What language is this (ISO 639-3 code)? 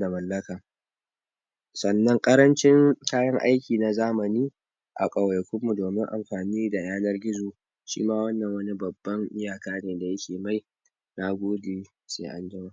hau